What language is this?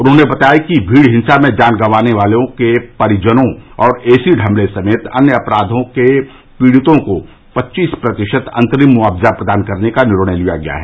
Hindi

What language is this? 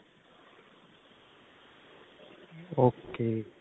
Punjabi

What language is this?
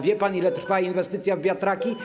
Polish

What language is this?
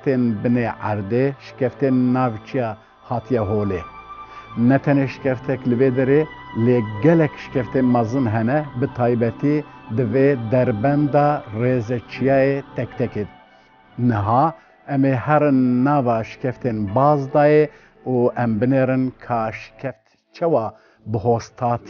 Turkish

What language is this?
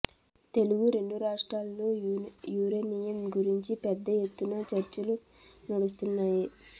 Telugu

